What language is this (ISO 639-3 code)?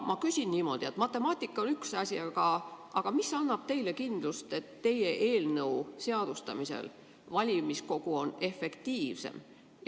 est